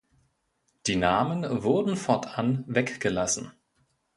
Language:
German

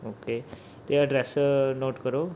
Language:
Punjabi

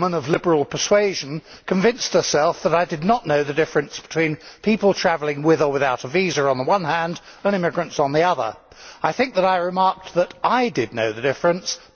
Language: English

